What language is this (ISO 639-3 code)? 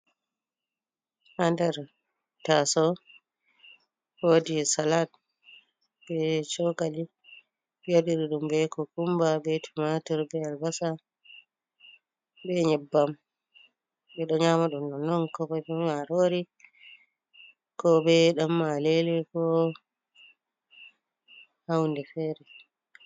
ful